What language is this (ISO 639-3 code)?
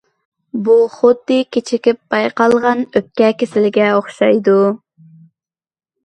uig